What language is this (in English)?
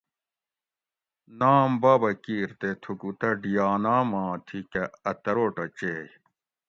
Gawri